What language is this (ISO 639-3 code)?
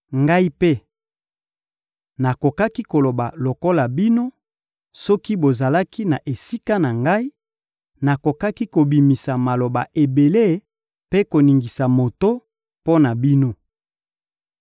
lin